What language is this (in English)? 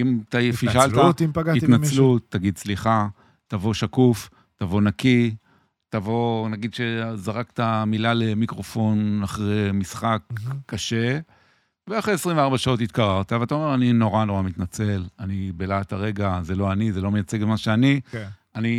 Hebrew